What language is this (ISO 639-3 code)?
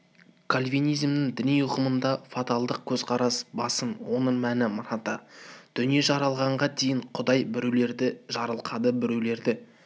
kaz